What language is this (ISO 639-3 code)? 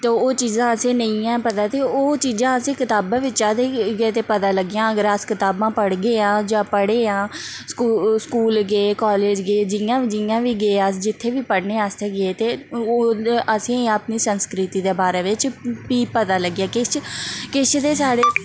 doi